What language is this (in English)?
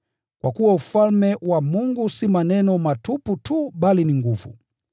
Swahili